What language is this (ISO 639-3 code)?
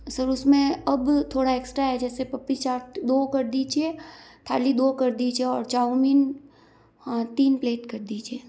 hin